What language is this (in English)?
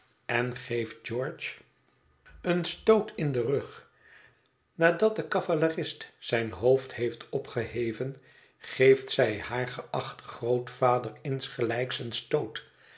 Dutch